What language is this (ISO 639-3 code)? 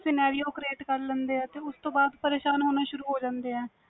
pan